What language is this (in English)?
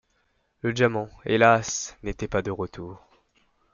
French